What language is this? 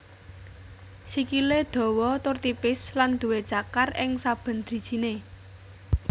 Javanese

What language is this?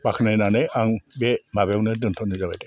Bodo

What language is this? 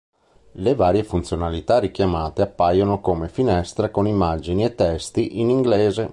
Italian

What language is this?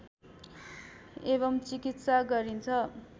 Nepali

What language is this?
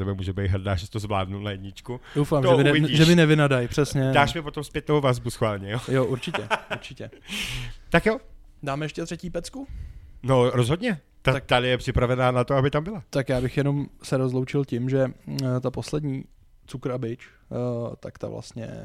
Czech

